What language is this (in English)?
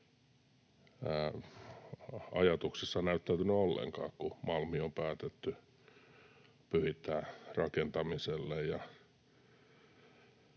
Finnish